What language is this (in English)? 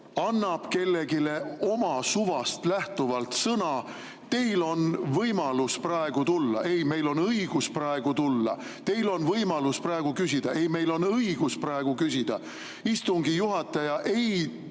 Estonian